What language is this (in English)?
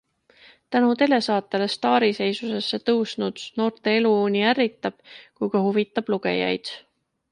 Estonian